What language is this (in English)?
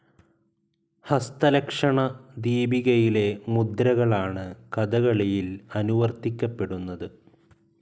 Malayalam